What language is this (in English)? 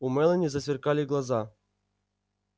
Russian